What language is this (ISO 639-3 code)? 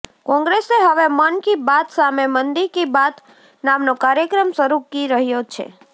guj